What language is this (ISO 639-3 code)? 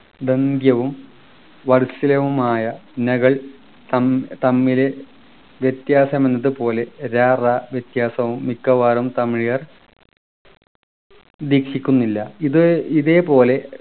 mal